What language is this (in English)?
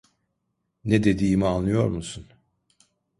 Turkish